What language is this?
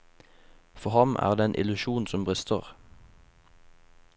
Norwegian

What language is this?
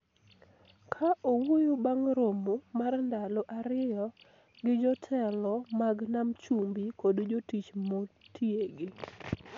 Luo (Kenya and Tanzania)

